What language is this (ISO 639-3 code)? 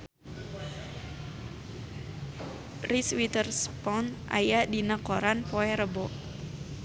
sun